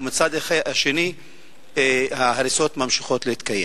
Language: Hebrew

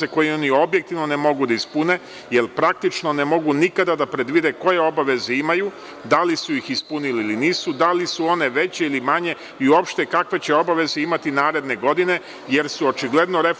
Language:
Serbian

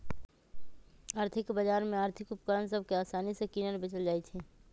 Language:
Magahi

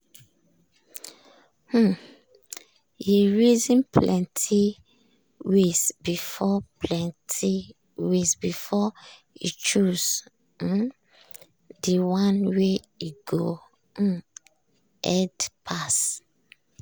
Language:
Nigerian Pidgin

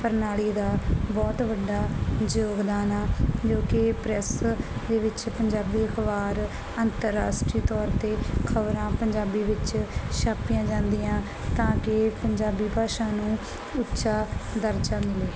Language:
Punjabi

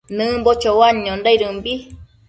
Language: Matsés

